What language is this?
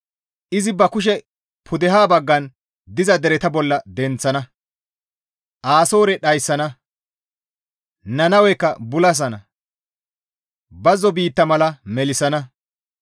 Gamo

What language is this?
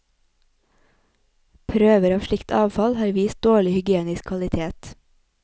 Norwegian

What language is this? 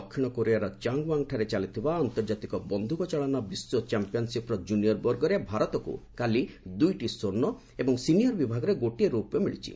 Odia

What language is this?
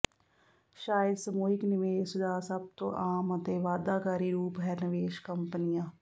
Punjabi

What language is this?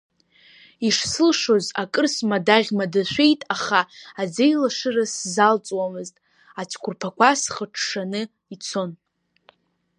Abkhazian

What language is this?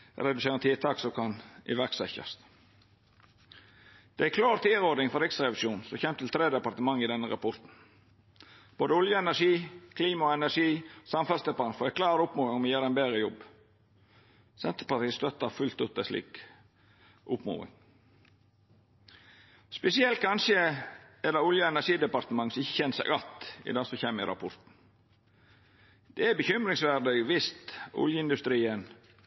Norwegian Nynorsk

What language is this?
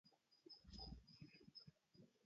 Arabic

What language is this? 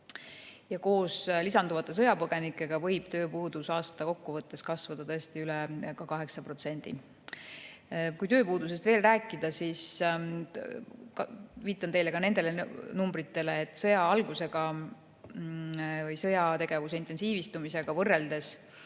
Estonian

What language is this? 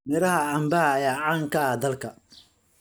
Somali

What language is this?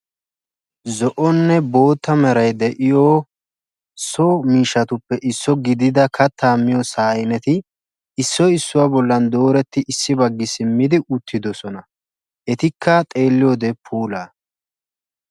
Wolaytta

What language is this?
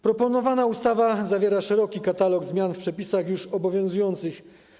Polish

